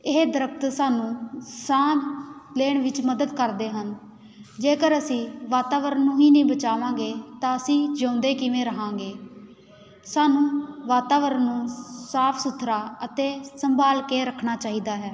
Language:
Punjabi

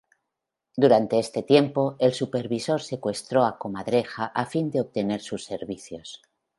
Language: Spanish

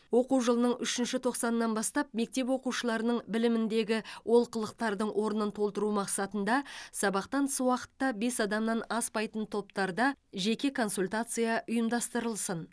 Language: Kazakh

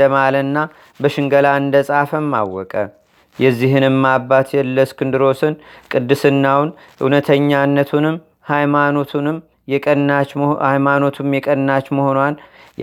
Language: Amharic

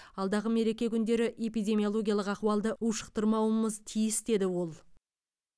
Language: Kazakh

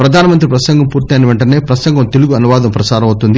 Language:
Telugu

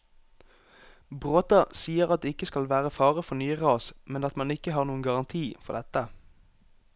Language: Norwegian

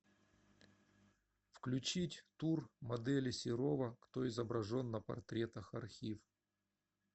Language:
Russian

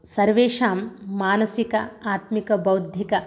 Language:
Sanskrit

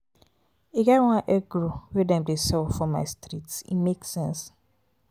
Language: Nigerian Pidgin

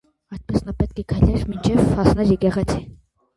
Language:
Armenian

